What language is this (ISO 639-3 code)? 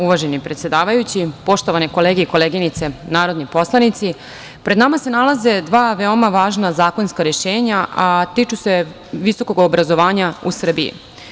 srp